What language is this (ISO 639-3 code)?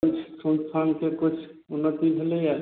mai